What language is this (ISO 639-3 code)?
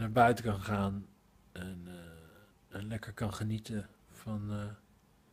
nld